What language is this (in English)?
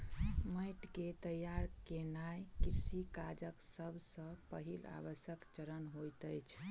Maithili